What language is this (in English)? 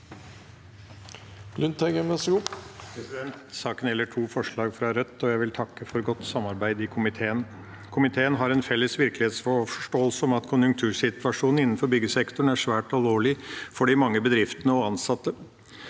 Norwegian